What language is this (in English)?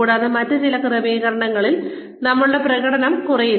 Malayalam